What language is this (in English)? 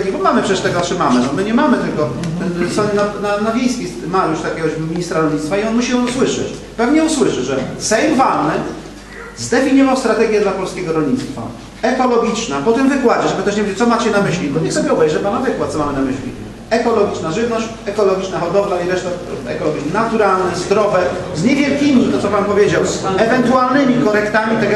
Polish